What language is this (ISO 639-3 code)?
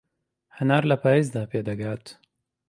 ckb